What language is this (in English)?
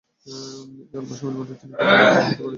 Bangla